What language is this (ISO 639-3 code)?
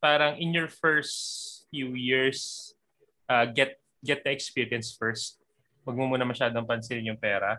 fil